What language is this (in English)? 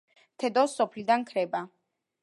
Georgian